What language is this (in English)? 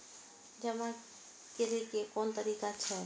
Maithili